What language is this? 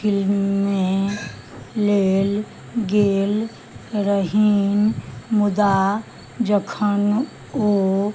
Maithili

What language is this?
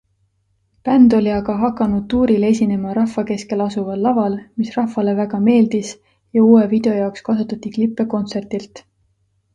Estonian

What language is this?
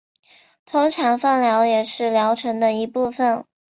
Chinese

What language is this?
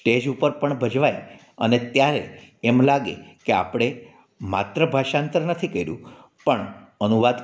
Gujarati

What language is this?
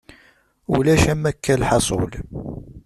Kabyle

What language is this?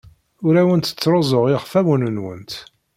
Kabyle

